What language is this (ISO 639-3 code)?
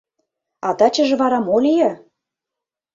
chm